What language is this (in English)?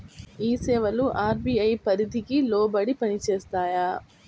Telugu